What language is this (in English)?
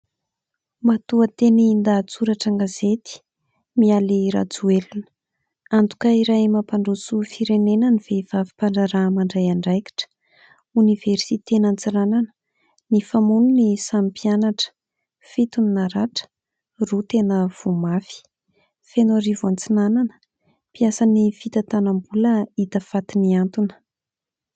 Malagasy